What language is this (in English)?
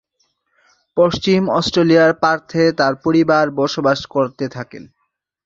Bangla